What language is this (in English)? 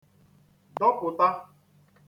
Igbo